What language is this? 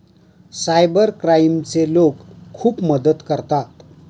Marathi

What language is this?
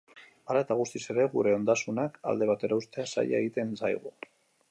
Basque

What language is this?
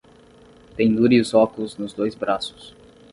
Portuguese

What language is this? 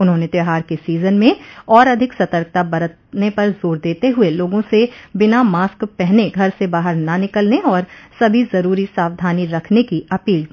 Hindi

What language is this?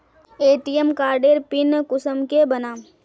Magahi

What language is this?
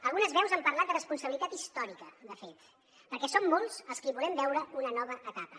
Catalan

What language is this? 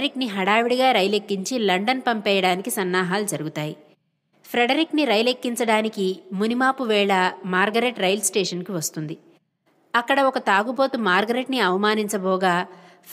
Telugu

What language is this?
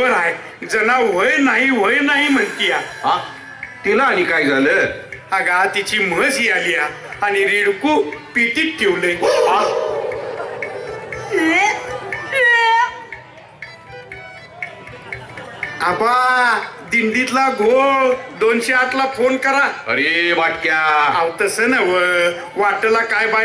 Marathi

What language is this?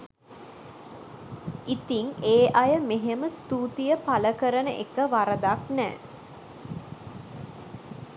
Sinhala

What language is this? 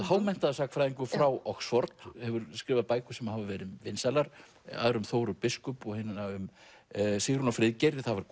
Icelandic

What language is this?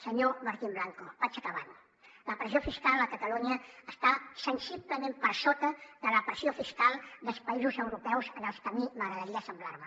Catalan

